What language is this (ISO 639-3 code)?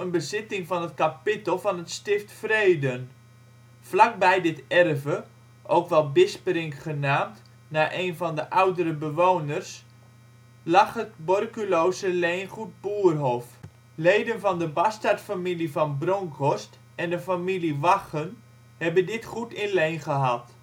nld